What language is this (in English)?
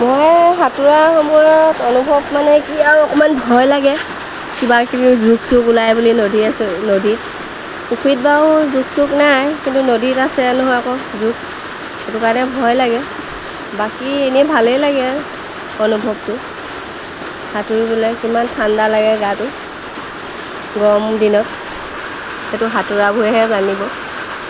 Assamese